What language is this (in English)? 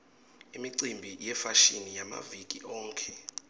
Swati